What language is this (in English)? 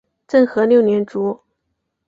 Chinese